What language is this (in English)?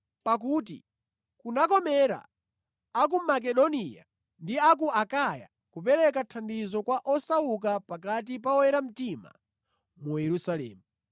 Nyanja